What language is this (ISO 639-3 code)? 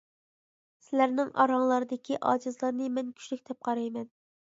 uig